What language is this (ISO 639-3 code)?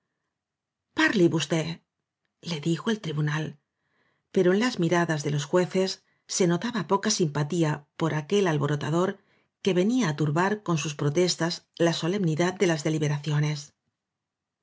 spa